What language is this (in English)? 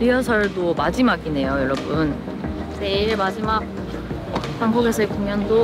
Korean